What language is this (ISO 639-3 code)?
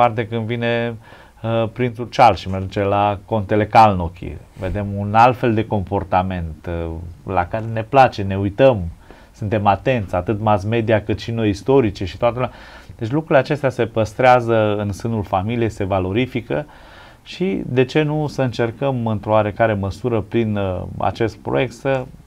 ron